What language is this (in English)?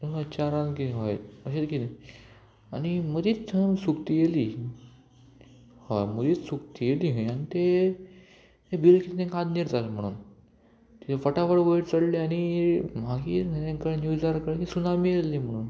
Konkani